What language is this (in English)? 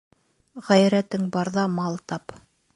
Bashkir